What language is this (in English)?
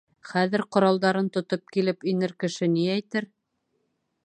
Bashkir